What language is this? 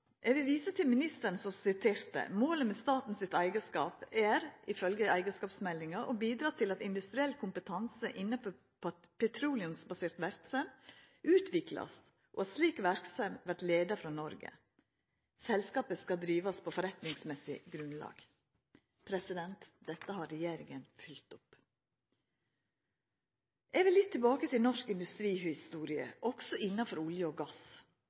Norwegian Nynorsk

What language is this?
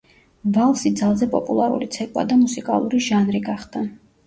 Georgian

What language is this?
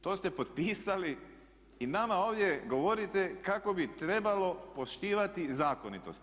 Croatian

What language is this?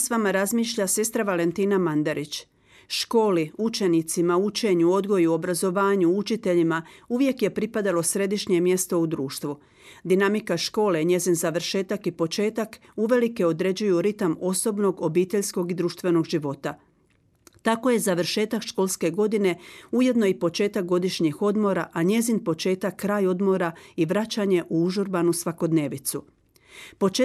Croatian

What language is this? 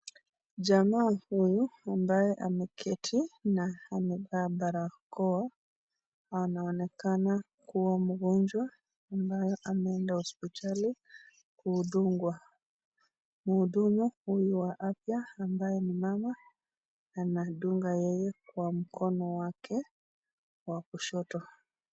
Swahili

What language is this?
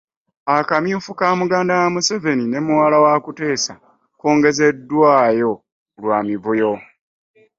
Ganda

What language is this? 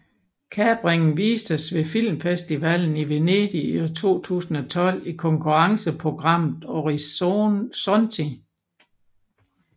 Danish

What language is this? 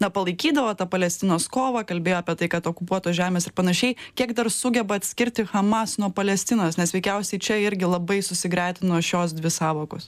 Lithuanian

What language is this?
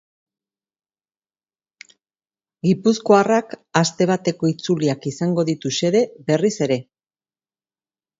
Basque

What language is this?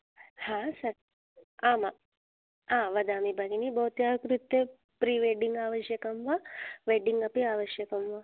Sanskrit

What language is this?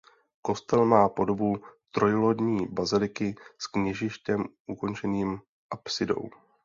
Czech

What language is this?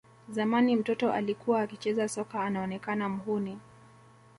Swahili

